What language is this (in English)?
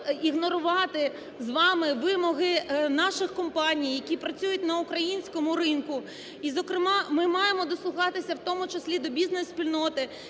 Ukrainian